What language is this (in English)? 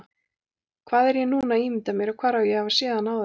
Icelandic